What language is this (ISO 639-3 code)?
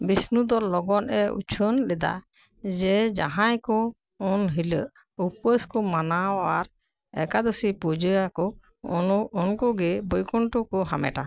sat